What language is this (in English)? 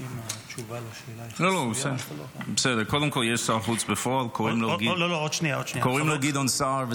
Hebrew